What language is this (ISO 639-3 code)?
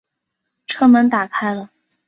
zho